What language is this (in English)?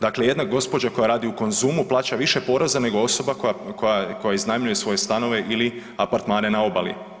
Croatian